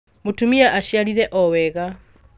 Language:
Kikuyu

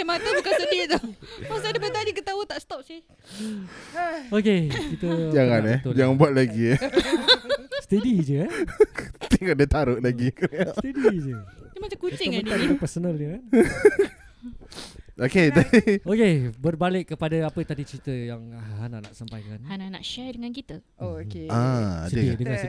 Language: Malay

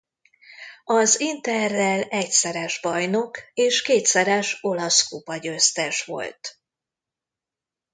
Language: Hungarian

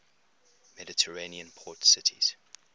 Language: English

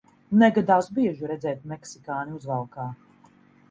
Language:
Latvian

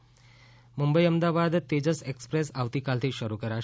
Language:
Gujarati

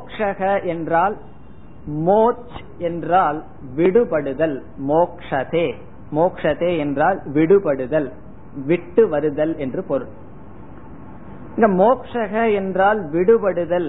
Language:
Tamil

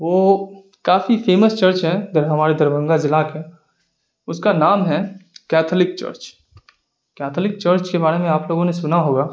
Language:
Urdu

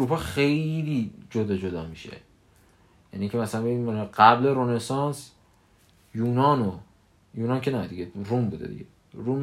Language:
Persian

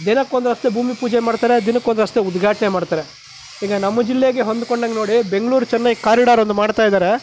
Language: Kannada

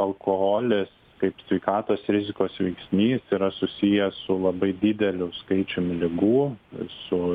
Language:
Lithuanian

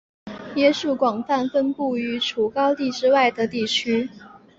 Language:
Chinese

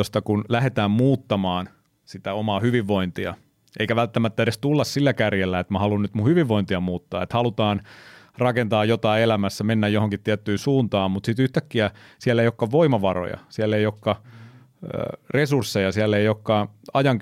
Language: Finnish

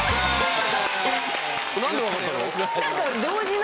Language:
Japanese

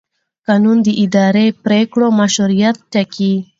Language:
Pashto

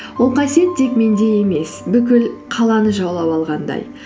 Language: Kazakh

